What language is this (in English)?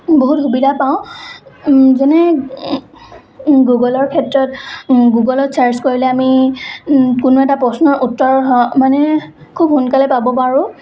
Assamese